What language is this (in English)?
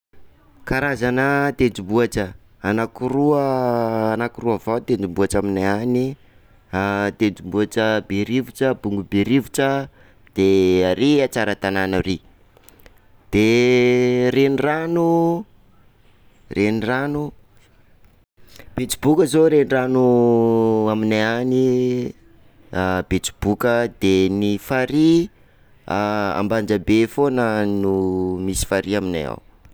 Sakalava Malagasy